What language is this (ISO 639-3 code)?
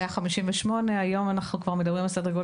heb